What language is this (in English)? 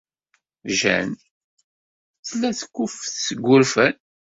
Kabyle